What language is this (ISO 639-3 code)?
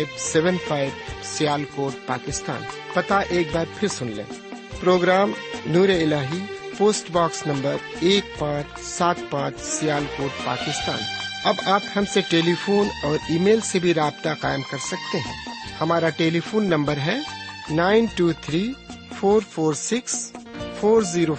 urd